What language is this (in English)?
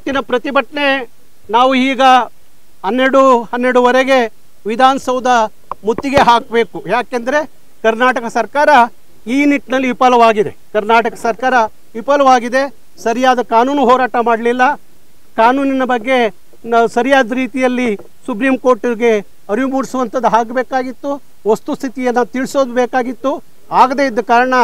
Arabic